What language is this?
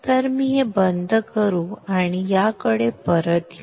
Marathi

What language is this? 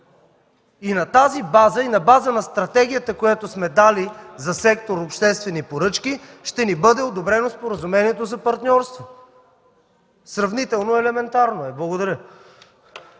Bulgarian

